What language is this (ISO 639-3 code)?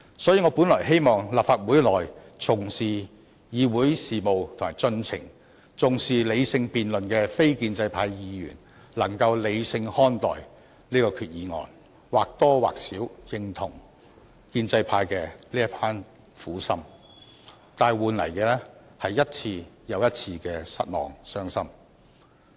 yue